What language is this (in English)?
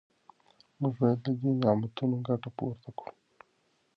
Pashto